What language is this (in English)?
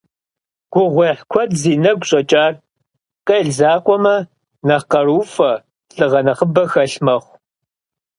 Kabardian